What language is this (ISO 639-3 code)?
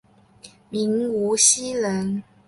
zho